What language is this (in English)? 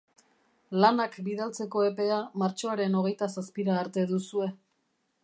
Basque